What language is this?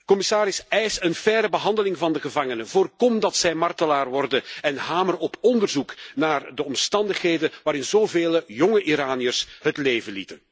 Dutch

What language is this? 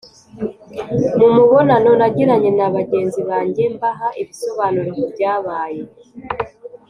Kinyarwanda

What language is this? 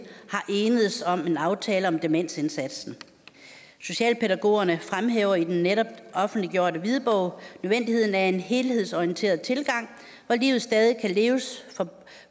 Danish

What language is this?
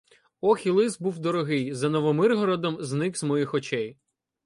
Ukrainian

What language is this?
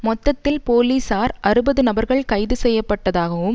Tamil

